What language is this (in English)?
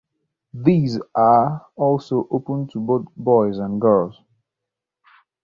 English